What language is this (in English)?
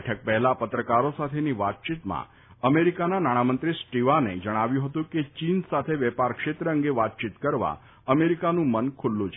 Gujarati